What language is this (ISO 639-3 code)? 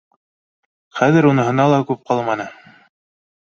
bak